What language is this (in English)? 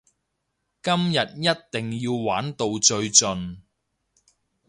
Cantonese